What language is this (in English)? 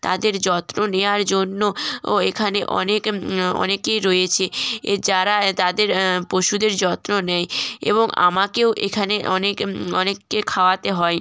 Bangla